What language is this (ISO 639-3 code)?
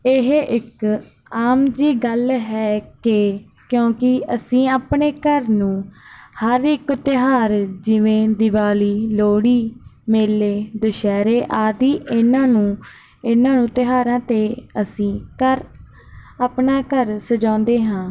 pan